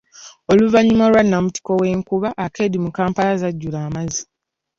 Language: Ganda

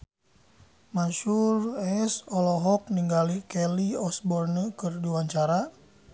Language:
Sundanese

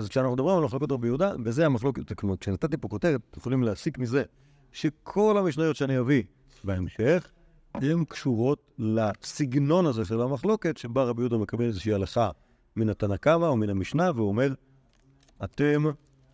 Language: Hebrew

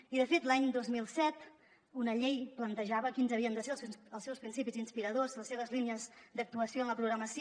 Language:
Catalan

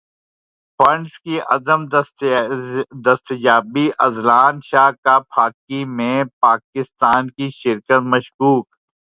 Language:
Urdu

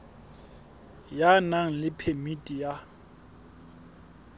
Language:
Southern Sotho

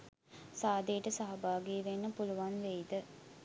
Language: Sinhala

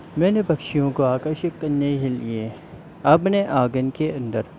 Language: Hindi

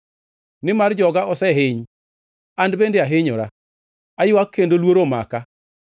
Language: Luo (Kenya and Tanzania)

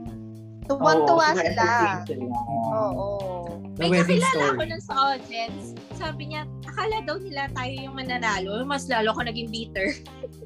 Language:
Filipino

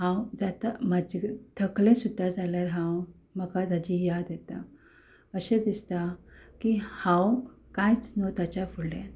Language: Konkani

